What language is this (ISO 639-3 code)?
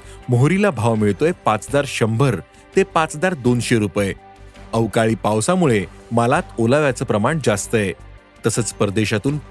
mar